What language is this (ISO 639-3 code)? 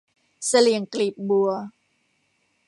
tha